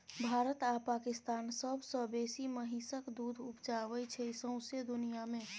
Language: Maithili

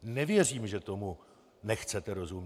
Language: Czech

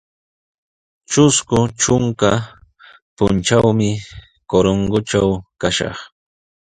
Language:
Sihuas Ancash Quechua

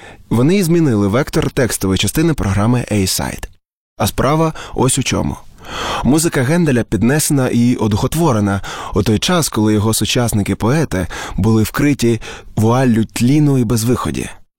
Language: Ukrainian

